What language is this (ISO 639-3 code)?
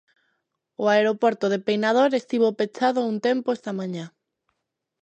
glg